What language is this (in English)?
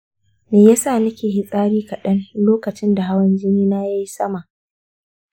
Hausa